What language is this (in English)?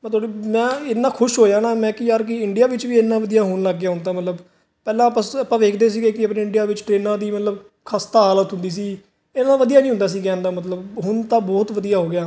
Punjabi